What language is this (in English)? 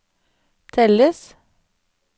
Norwegian